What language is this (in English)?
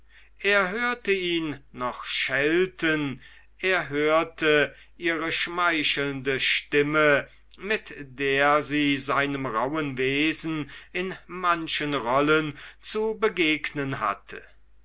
German